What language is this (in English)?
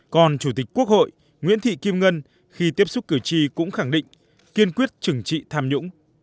Vietnamese